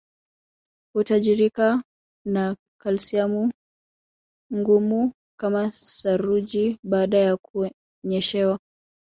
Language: Swahili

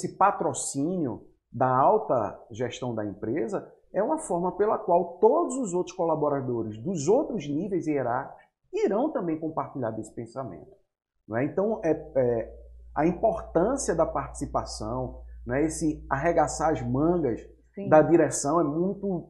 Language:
Portuguese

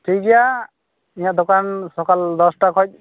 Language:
Santali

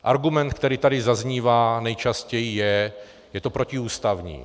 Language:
Czech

